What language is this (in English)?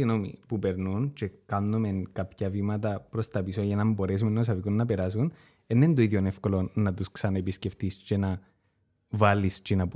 Greek